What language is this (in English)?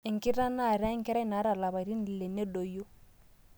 Masai